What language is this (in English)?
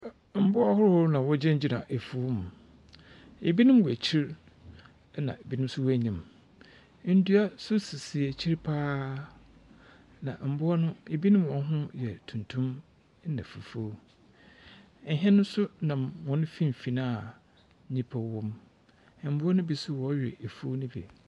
Akan